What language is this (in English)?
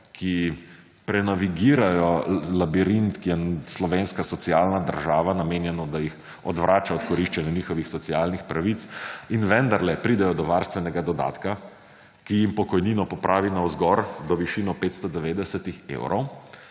Slovenian